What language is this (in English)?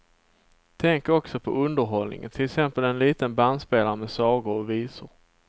Swedish